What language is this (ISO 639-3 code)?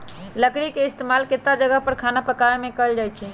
mag